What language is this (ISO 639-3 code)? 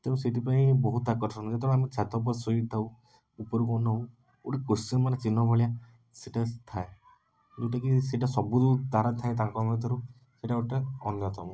ori